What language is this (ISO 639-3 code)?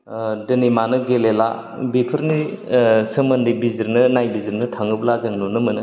brx